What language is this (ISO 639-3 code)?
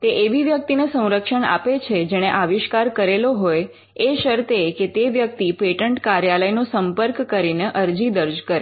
guj